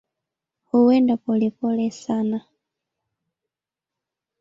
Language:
Swahili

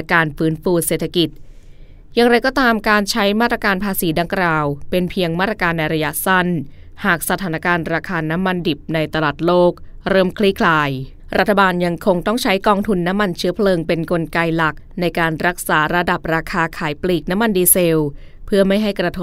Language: Thai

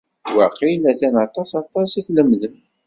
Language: Kabyle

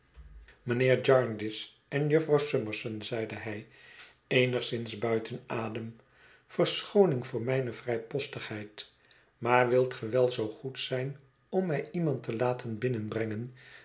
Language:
Dutch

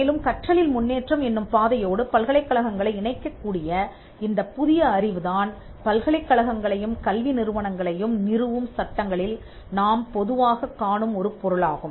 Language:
Tamil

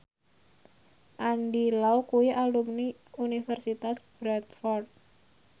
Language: Javanese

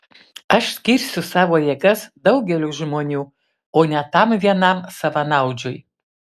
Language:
Lithuanian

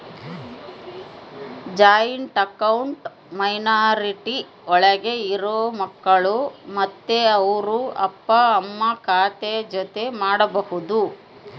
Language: Kannada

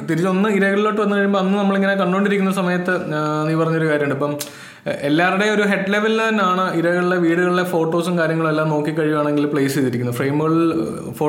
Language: Malayalam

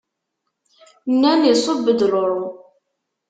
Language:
Kabyle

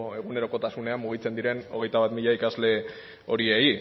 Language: Basque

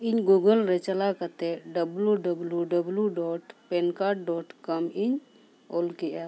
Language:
Santali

